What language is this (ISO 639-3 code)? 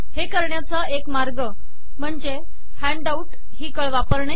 mar